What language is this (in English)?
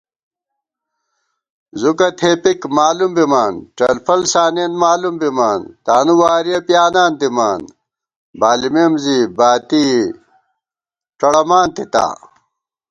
Gawar-Bati